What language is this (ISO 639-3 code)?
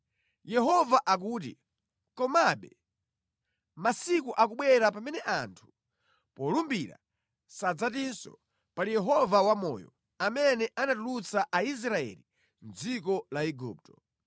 nya